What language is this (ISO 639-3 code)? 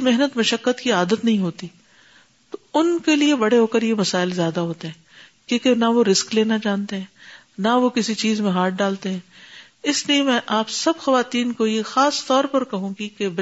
urd